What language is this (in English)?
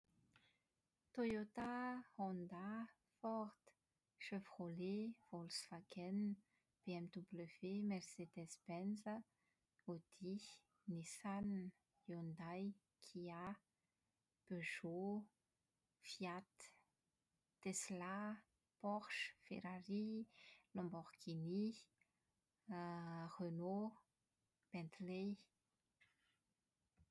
Malagasy